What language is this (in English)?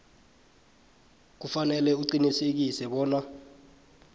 South Ndebele